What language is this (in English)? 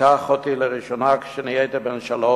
Hebrew